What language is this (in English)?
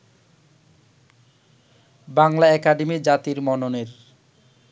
Bangla